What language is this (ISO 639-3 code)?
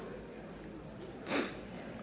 dan